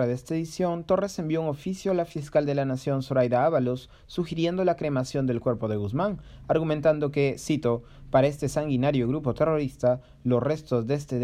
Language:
Spanish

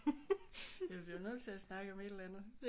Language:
Danish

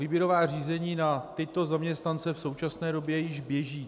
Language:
Czech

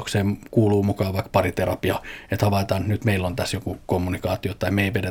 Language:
Finnish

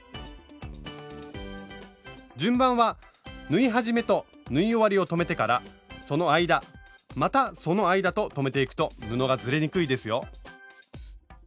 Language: Japanese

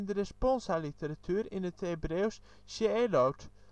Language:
Dutch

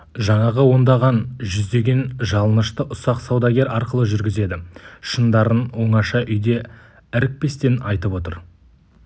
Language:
Kazakh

